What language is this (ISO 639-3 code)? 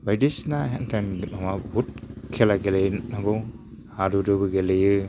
brx